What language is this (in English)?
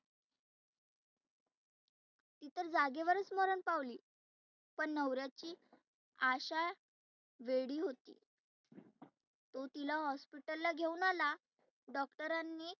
Marathi